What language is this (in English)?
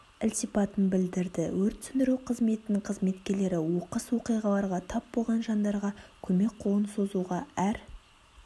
Kazakh